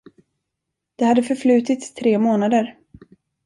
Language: Swedish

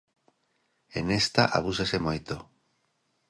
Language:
Galician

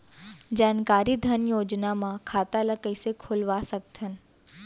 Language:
Chhattisgarhi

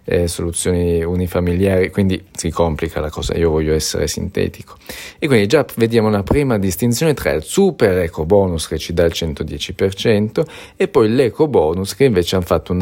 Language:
Italian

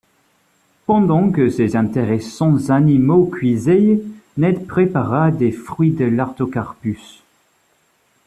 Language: French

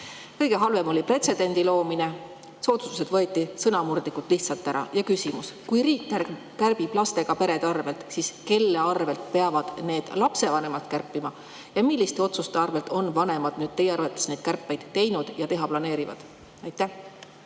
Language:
Estonian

